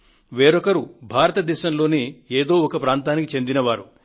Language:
Telugu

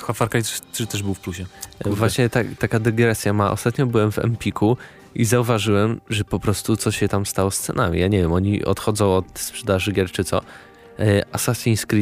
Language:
Polish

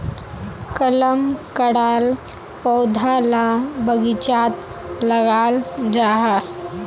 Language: Magahi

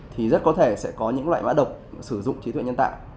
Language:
Vietnamese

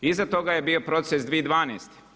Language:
Croatian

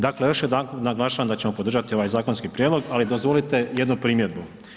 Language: Croatian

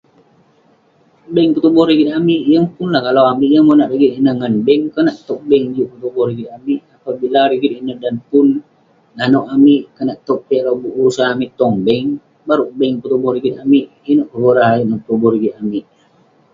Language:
Western Penan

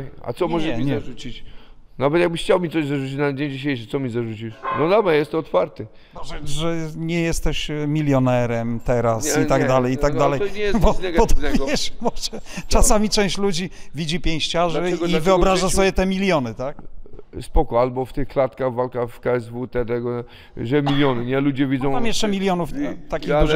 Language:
Polish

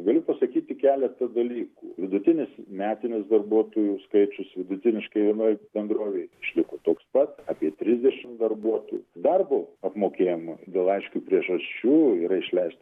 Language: Lithuanian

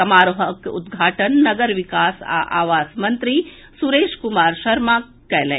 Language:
Maithili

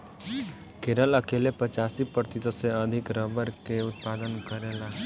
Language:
Bhojpuri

